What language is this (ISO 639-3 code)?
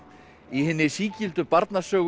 isl